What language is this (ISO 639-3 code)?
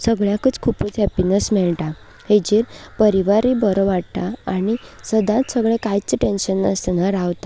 kok